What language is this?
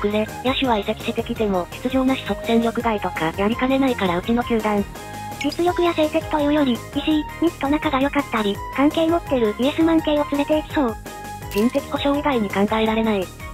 Japanese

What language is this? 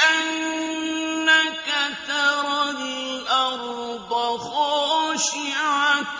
Arabic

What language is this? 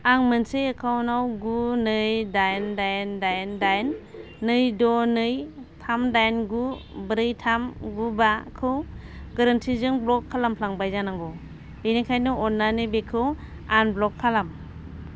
Bodo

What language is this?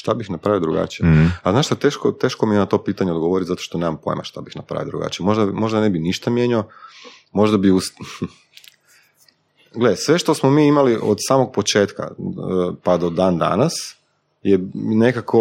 Croatian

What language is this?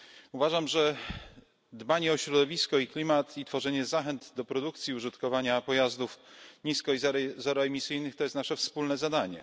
Polish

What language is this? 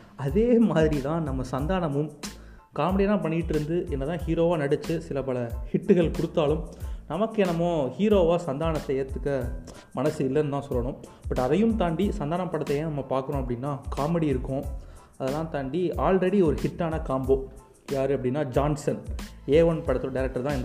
Tamil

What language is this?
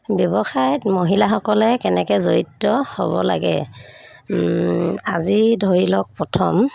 Assamese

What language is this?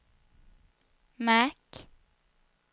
Swedish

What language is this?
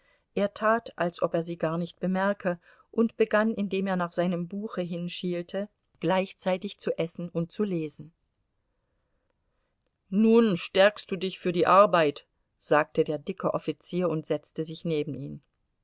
German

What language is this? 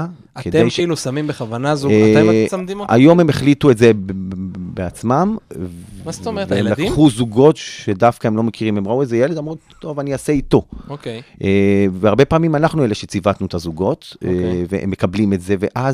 Hebrew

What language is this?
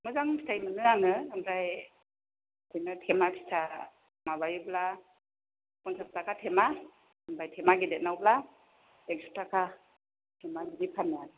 Bodo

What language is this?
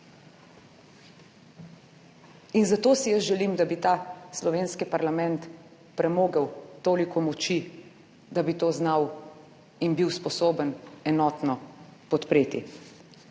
Slovenian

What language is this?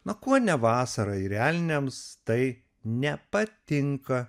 Lithuanian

